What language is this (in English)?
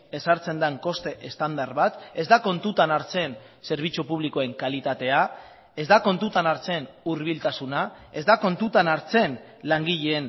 Basque